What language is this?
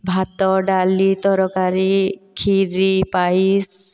Odia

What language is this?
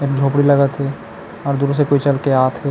Chhattisgarhi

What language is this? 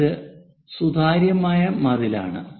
Malayalam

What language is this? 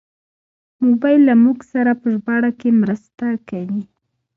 Pashto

